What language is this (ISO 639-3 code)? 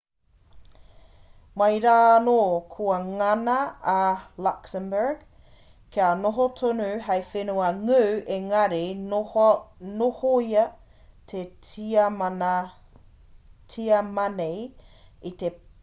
mri